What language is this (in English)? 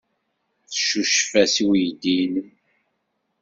Kabyle